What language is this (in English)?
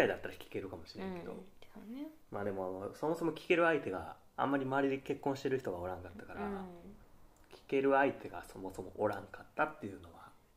Japanese